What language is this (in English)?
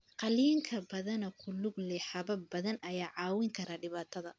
Somali